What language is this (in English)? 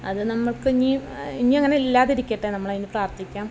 Malayalam